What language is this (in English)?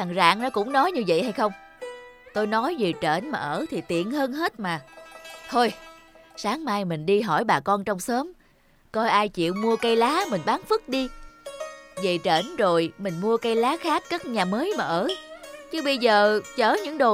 Vietnamese